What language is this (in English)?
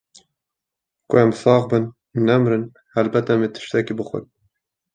Kurdish